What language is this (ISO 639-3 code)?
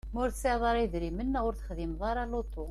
kab